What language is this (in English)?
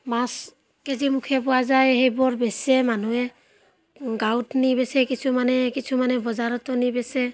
Assamese